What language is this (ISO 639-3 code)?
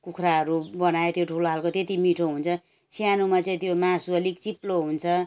nep